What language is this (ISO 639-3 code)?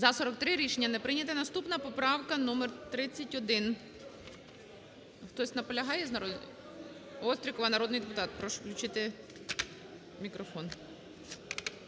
ukr